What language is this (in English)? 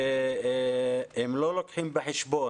Hebrew